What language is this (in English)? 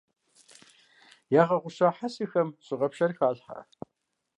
Kabardian